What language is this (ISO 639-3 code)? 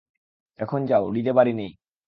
ben